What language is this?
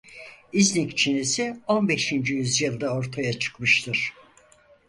Turkish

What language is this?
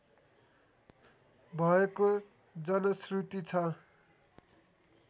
Nepali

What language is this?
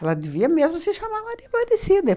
Portuguese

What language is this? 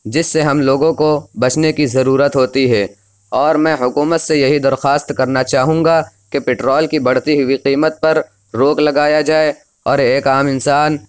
Urdu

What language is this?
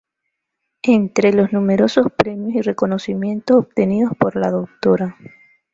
Spanish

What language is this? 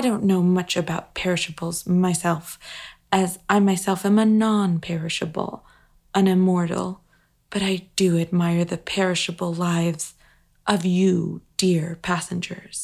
English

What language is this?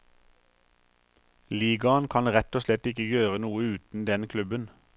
Norwegian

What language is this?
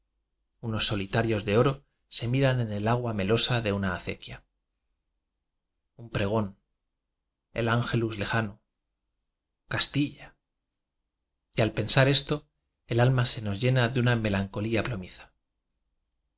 Spanish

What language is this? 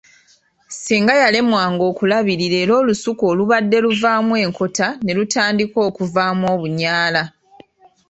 Ganda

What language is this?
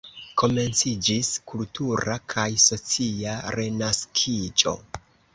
Esperanto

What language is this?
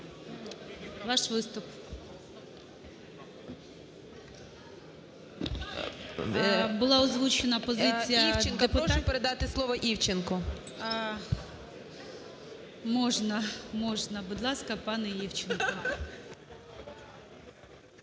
Ukrainian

